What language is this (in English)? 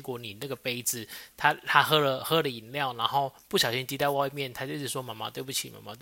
Chinese